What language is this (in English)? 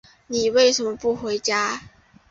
Chinese